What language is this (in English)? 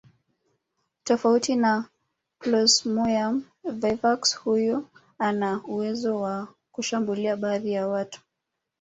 Swahili